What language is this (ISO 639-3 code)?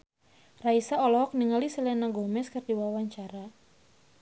sun